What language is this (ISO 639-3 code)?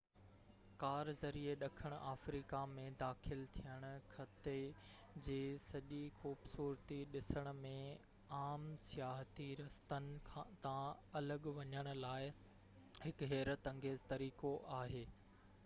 snd